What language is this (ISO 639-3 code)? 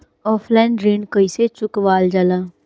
bho